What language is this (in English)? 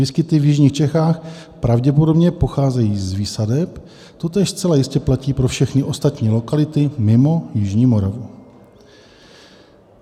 Czech